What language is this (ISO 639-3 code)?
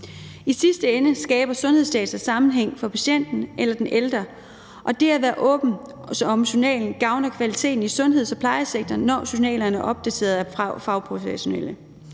dan